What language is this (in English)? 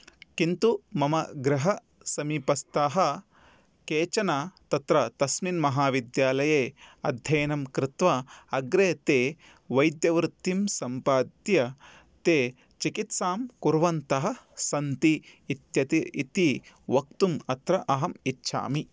Sanskrit